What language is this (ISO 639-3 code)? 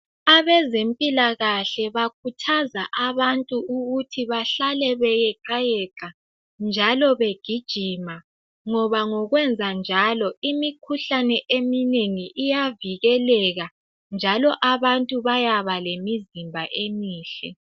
nde